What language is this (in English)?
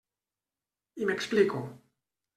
Catalan